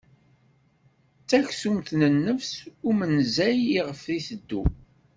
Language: Kabyle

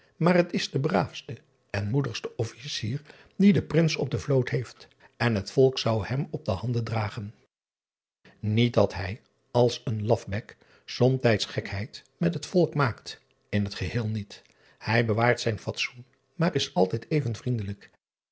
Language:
Dutch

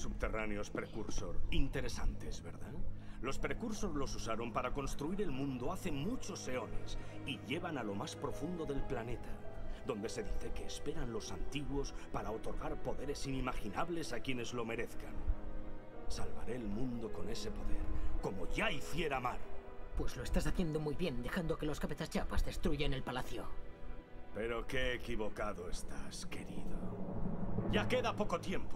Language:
Spanish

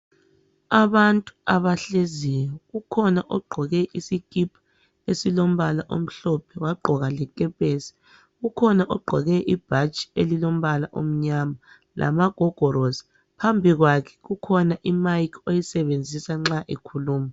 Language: North Ndebele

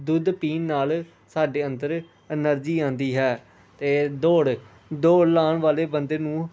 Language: Punjabi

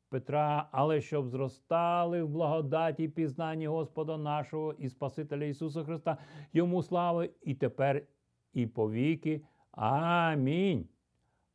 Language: Ukrainian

